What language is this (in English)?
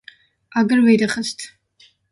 Kurdish